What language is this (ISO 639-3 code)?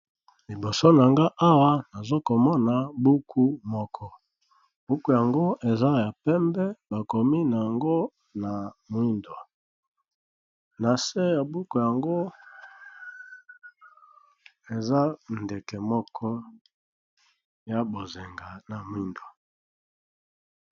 lin